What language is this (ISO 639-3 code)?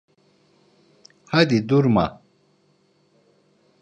tur